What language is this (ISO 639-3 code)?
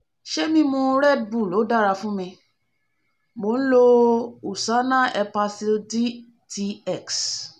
yor